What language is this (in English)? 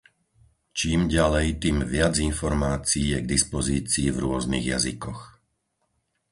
Slovak